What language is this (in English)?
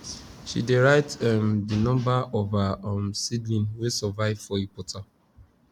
Nigerian Pidgin